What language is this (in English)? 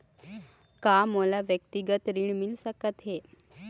Chhattisgarhi